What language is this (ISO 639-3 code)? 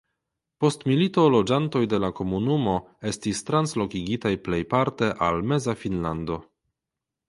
epo